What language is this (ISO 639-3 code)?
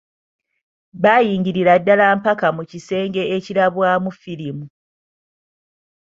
lug